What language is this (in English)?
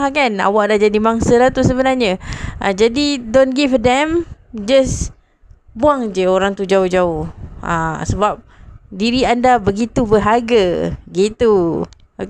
Malay